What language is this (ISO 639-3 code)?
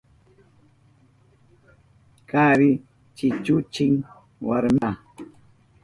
qup